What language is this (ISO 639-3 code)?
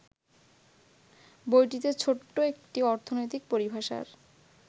ben